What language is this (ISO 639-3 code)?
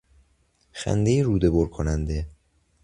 fas